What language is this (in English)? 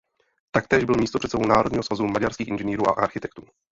Czech